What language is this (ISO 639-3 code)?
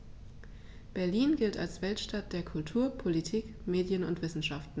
deu